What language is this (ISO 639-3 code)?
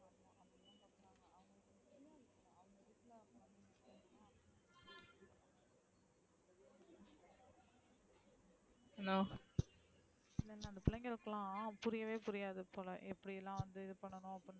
tam